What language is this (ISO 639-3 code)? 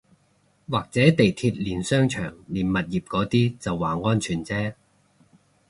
yue